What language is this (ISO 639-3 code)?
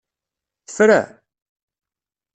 kab